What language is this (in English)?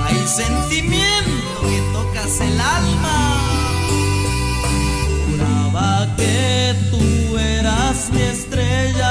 Spanish